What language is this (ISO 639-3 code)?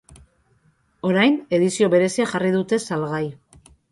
eus